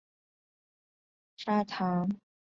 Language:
Chinese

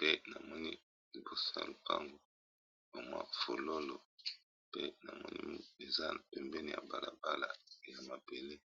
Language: Lingala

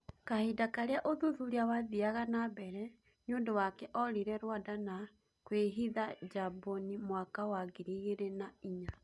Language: Kikuyu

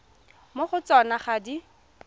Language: Tswana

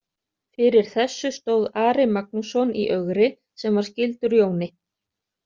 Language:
Icelandic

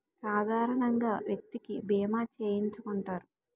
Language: Telugu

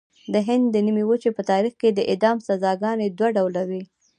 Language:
Pashto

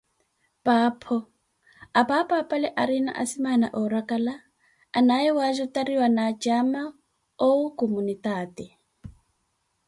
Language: Koti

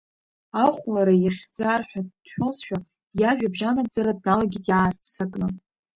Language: Abkhazian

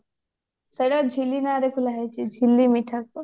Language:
Odia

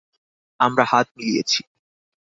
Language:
Bangla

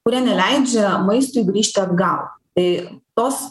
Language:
Lithuanian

